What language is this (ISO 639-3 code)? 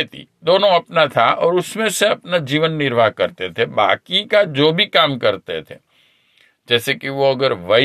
hin